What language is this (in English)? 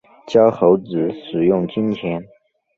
Chinese